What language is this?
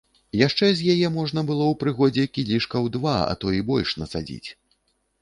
Belarusian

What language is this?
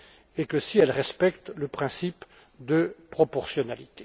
French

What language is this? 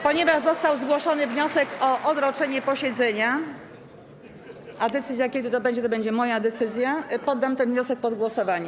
Polish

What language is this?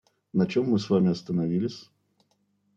Russian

